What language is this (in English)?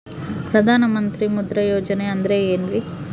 Kannada